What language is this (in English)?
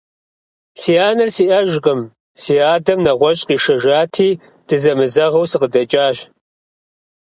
Kabardian